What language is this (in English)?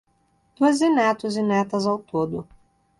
Portuguese